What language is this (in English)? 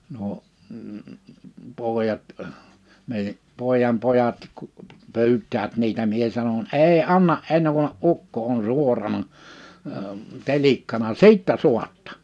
Finnish